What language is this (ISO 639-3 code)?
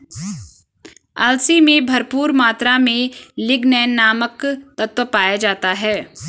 hin